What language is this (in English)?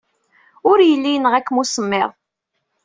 Kabyle